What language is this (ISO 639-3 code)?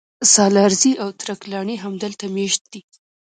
pus